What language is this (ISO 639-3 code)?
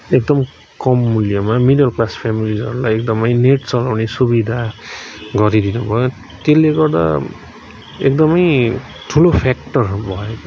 nep